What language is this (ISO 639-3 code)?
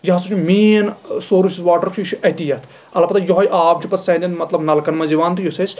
kas